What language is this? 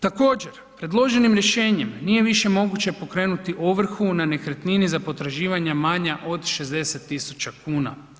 Croatian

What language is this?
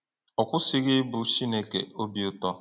Igbo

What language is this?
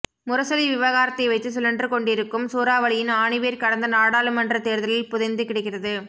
Tamil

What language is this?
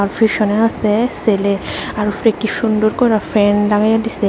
Bangla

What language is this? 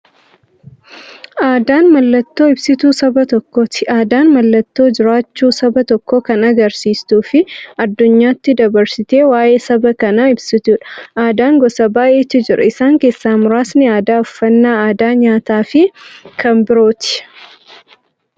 Oromo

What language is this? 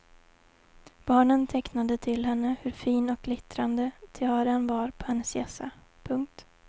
Swedish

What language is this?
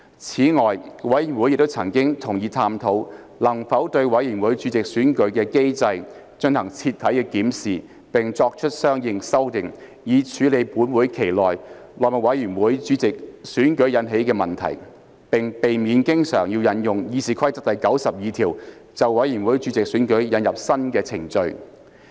Cantonese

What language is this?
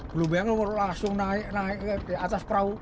Indonesian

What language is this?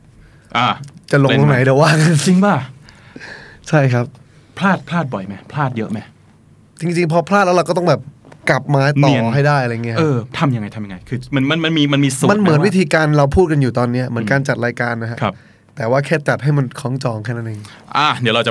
Thai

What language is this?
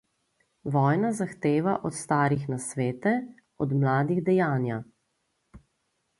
Slovenian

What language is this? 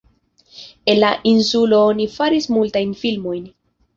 Esperanto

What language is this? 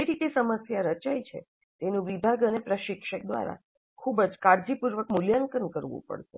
Gujarati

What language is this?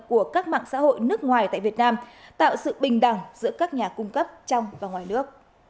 Vietnamese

